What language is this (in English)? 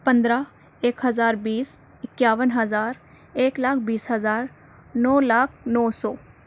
Urdu